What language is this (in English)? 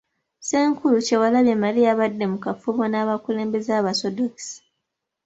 Ganda